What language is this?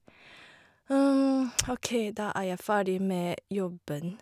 Norwegian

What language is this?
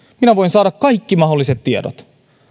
Finnish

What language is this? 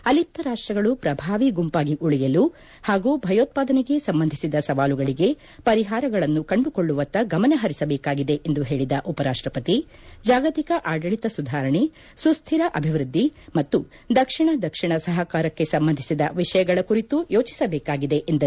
Kannada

